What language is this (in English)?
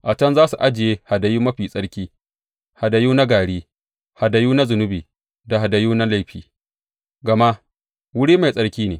Hausa